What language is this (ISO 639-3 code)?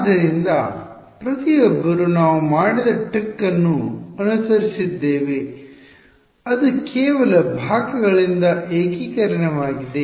kan